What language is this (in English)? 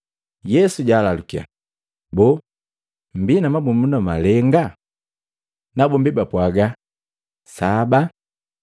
Matengo